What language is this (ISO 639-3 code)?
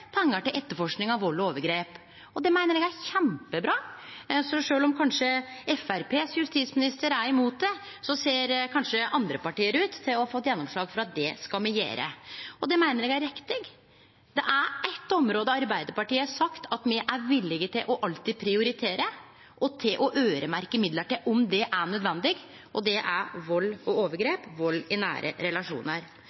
nno